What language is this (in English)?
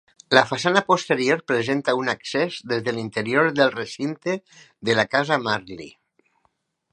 Catalan